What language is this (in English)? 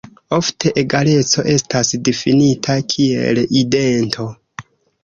Esperanto